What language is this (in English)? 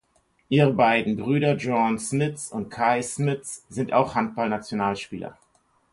German